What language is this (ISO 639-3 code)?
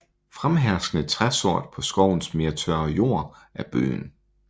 dan